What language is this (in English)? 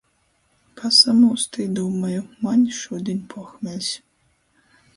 Latgalian